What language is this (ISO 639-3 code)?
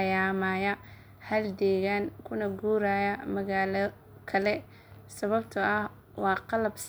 som